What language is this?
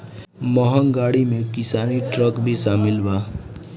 Bhojpuri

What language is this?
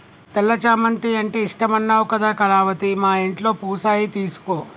Telugu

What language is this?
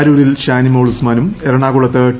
Malayalam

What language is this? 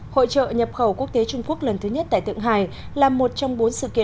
Vietnamese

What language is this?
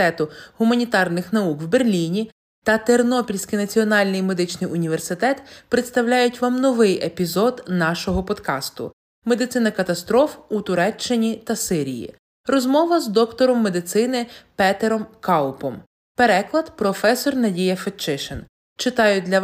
Ukrainian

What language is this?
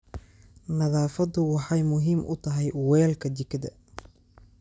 Somali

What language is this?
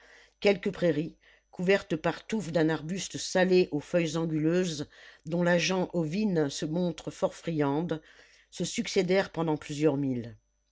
French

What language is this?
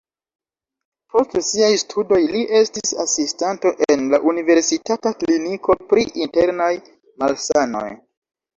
Esperanto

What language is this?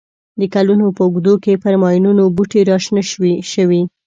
Pashto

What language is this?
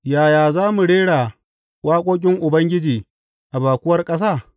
Hausa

